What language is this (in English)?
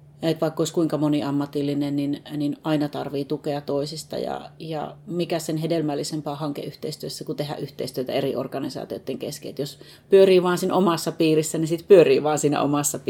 Finnish